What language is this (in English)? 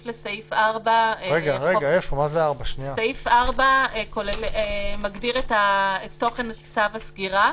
Hebrew